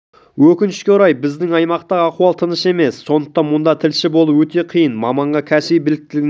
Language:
Kazakh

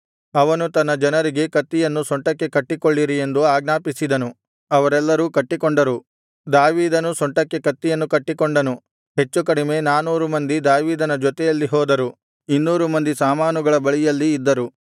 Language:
Kannada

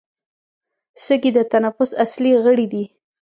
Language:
Pashto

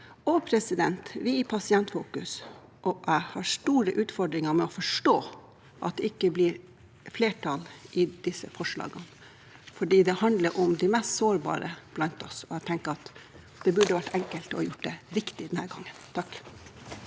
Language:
Norwegian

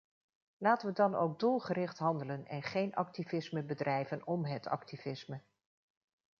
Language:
Dutch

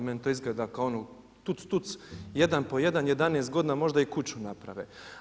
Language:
Croatian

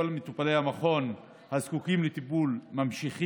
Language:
Hebrew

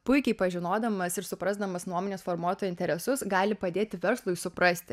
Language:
Lithuanian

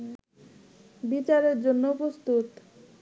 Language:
Bangla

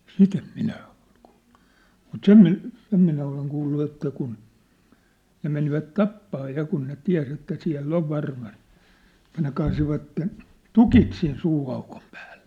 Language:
Finnish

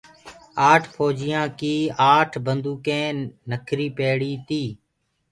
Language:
Gurgula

